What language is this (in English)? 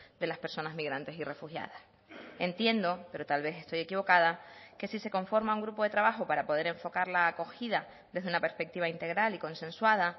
Spanish